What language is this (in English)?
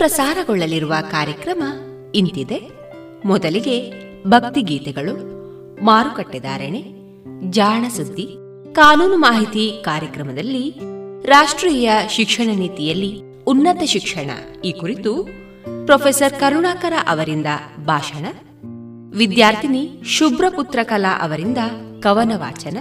Kannada